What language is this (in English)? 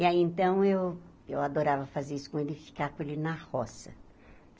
Portuguese